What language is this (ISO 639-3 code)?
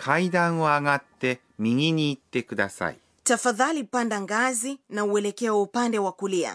swa